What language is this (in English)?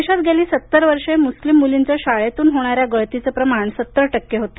Marathi